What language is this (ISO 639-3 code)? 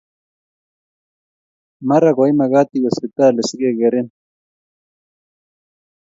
kln